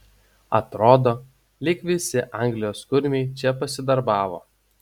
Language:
Lithuanian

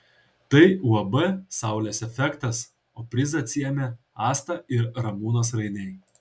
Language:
Lithuanian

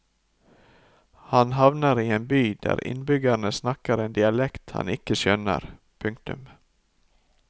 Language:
Norwegian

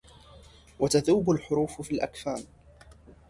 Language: Arabic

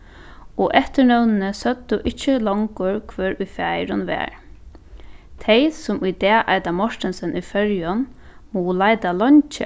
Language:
Faroese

